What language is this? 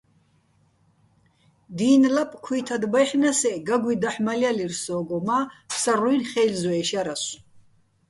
Bats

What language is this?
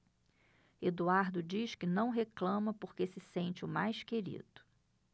Portuguese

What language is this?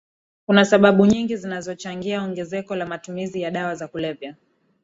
Swahili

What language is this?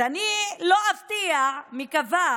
Hebrew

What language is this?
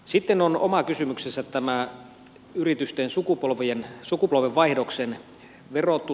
Finnish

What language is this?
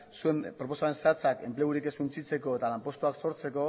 Basque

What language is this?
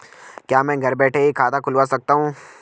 Hindi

